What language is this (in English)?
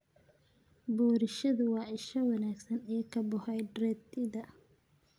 Somali